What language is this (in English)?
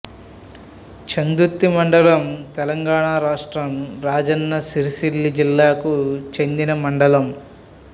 Telugu